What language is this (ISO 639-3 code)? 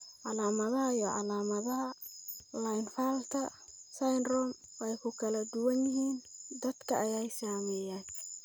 som